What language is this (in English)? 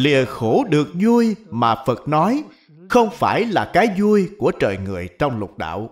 Vietnamese